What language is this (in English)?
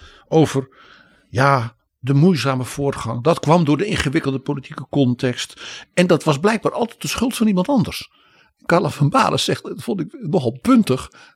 Dutch